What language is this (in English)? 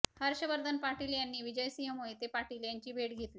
Marathi